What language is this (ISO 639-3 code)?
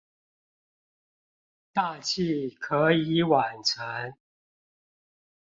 zho